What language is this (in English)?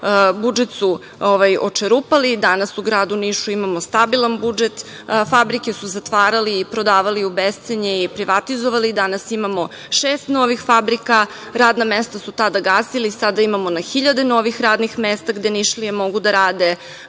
Serbian